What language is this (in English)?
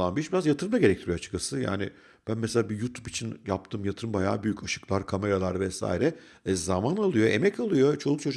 Turkish